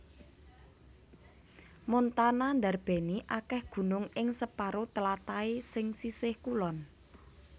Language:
Javanese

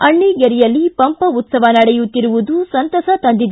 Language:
Kannada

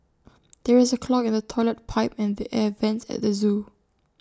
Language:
English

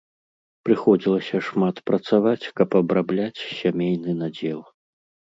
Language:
Belarusian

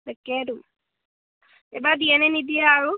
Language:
Assamese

